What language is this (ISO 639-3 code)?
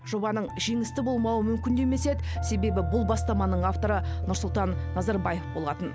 kaz